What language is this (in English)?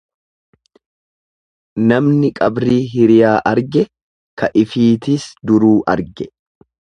Oromo